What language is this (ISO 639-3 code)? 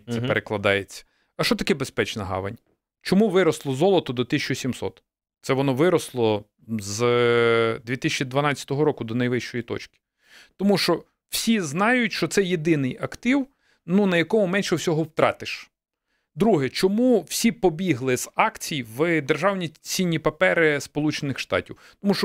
ukr